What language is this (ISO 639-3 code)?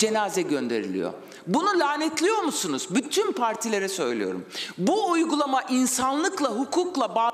tur